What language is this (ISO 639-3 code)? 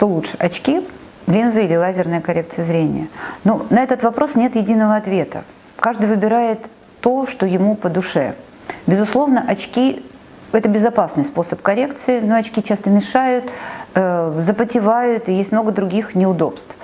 rus